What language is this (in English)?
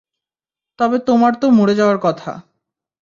Bangla